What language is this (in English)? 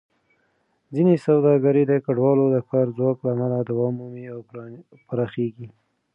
Pashto